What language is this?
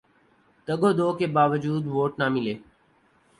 Urdu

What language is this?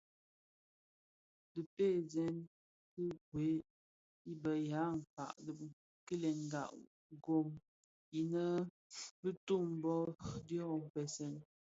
Bafia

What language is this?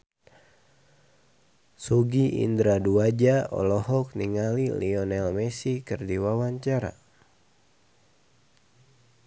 Sundanese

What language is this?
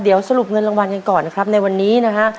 Thai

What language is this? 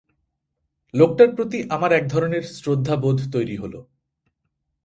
Bangla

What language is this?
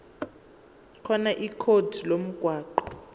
Zulu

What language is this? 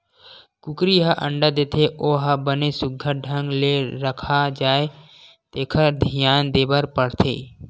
Chhattisgarhi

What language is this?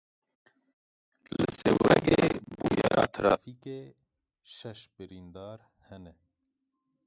Kurdish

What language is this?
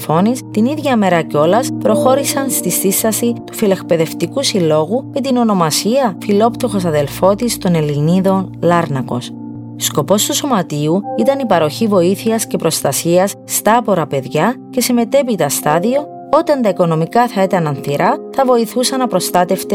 Greek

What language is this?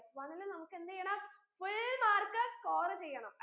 Malayalam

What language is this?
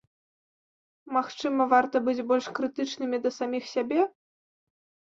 Belarusian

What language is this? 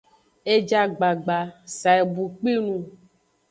Aja (Benin)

